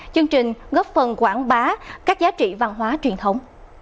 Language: Vietnamese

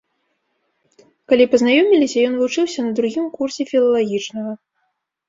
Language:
Belarusian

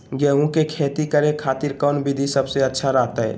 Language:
Magahi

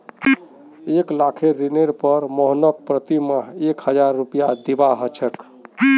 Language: Magahi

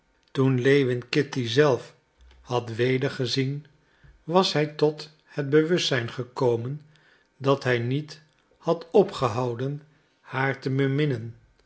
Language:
Dutch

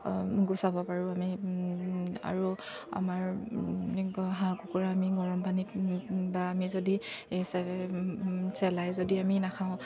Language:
Assamese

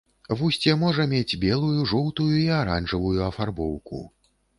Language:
Belarusian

